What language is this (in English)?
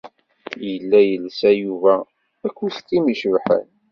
Kabyle